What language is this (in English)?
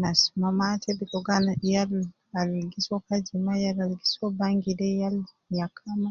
Nubi